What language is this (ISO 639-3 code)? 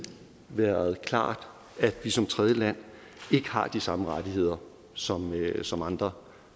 dan